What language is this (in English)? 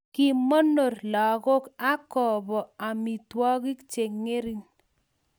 Kalenjin